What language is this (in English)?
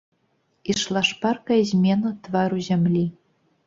Belarusian